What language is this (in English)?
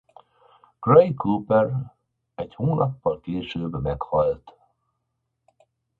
Hungarian